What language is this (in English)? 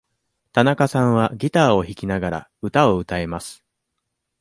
Japanese